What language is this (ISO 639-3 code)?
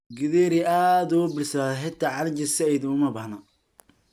som